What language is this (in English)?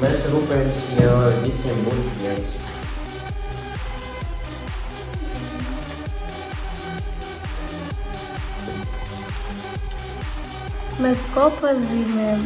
Latvian